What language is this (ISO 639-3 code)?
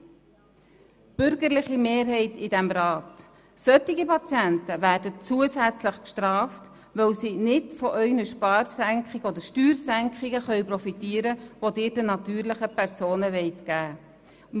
gsw